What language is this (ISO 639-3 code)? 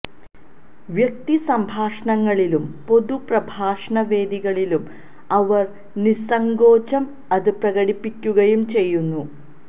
mal